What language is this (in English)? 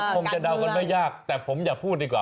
Thai